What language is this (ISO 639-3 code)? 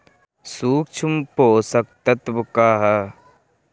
bho